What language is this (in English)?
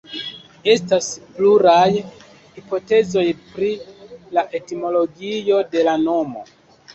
Esperanto